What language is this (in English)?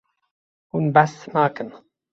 Kurdish